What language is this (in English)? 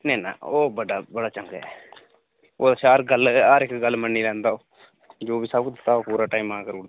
Dogri